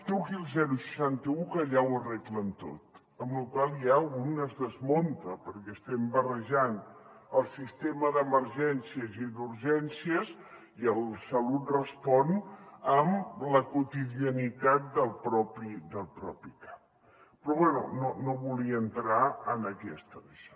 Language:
Catalan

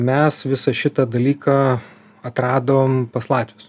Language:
Lithuanian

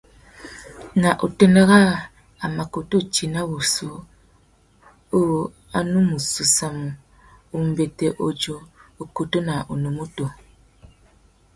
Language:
Tuki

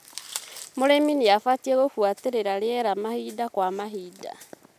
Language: Kikuyu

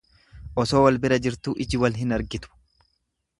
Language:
Oromo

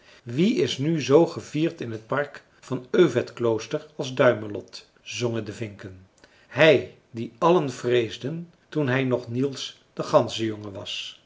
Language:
Dutch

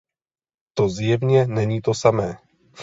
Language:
Czech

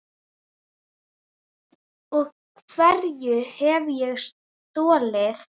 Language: Icelandic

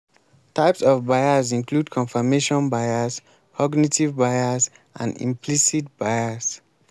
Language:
Nigerian Pidgin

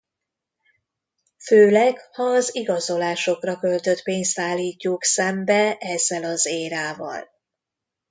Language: Hungarian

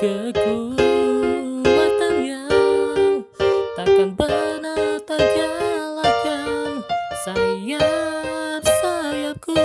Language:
Indonesian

